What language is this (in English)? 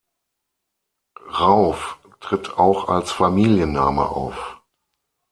German